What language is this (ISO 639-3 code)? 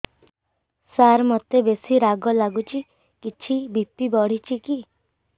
ori